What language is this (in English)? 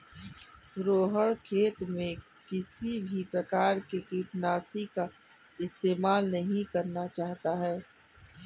Hindi